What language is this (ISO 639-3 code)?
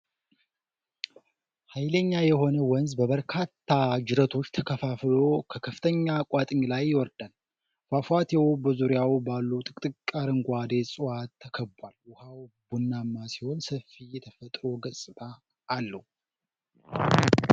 amh